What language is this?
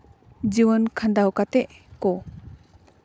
Santali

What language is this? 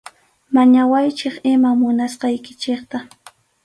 Arequipa-La Unión Quechua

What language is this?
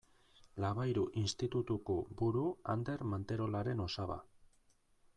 Basque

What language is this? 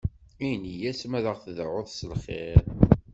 Kabyle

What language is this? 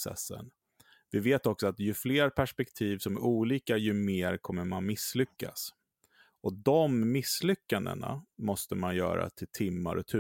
Swedish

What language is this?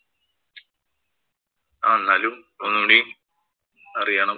Malayalam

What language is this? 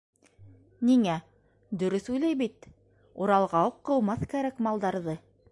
Bashkir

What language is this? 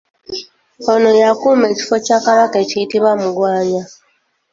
Ganda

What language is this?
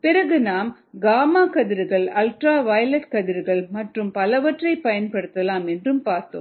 Tamil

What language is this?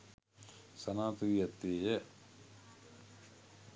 Sinhala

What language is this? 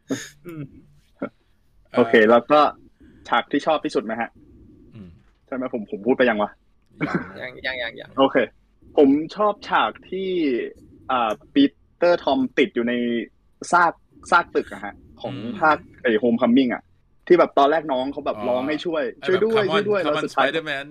Thai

